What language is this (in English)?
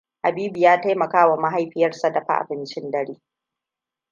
Hausa